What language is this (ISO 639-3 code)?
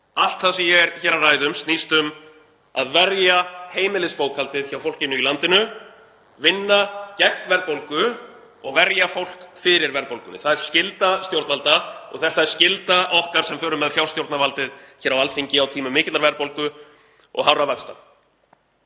isl